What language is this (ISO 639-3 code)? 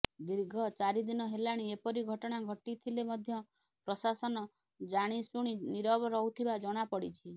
ori